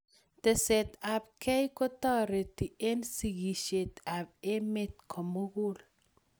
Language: Kalenjin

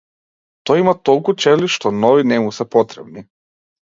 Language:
Macedonian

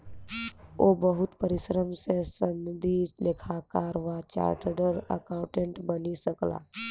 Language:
Maithili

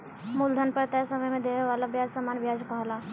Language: Bhojpuri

